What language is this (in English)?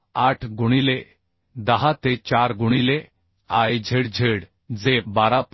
Marathi